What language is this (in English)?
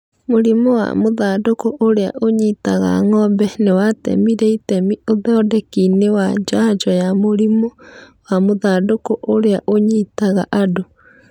Kikuyu